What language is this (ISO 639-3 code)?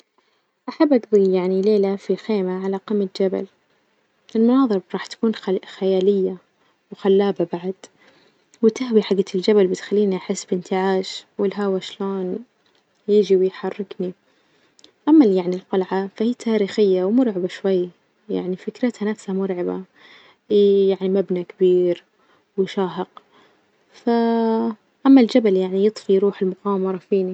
ars